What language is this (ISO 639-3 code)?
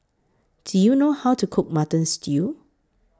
eng